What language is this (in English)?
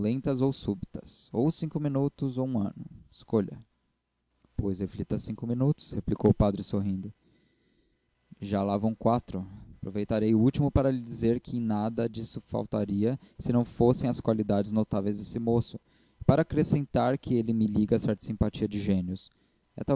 Portuguese